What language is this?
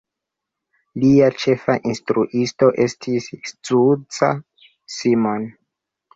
Esperanto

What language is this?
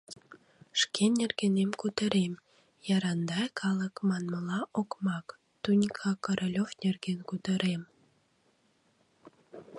Mari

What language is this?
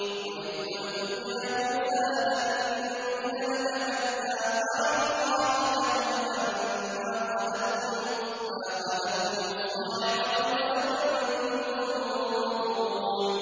Arabic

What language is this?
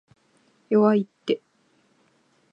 Japanese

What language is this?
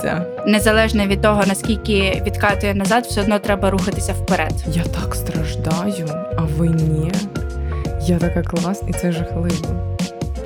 Ukrainian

